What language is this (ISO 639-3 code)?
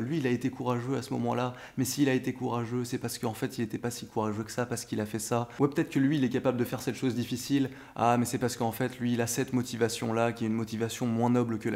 fra